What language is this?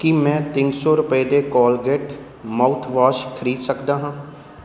Punjabi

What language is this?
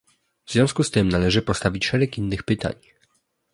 Polish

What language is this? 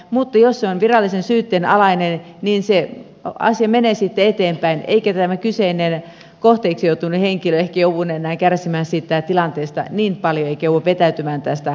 Finnish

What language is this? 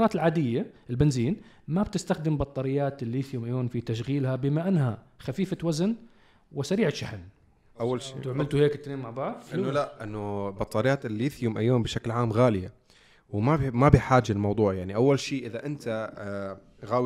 Arabic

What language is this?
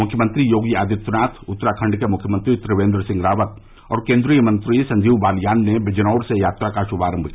Hindi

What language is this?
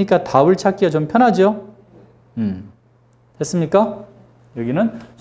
Korean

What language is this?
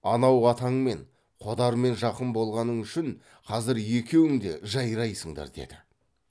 Kazakh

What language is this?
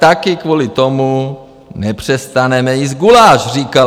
Czech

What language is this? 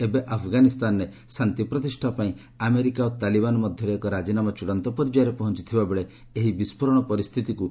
Odia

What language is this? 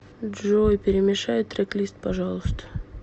Russian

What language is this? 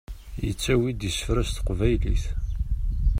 Kabyle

